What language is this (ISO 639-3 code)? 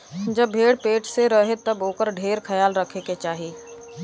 bho